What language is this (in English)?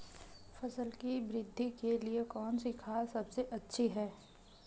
Hindi